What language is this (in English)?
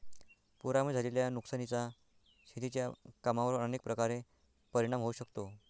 Marathi